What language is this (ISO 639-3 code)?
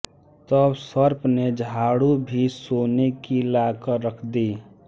hin